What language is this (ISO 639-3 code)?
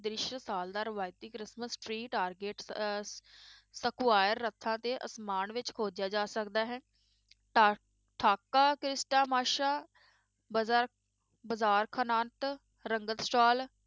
pan